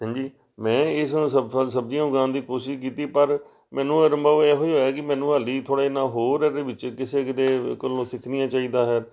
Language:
Punjabi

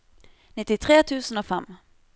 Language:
Norwegian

